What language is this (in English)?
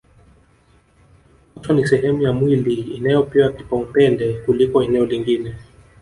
Swahili